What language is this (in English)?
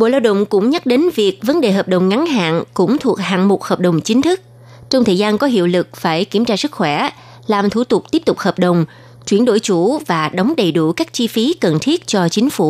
Vietnamese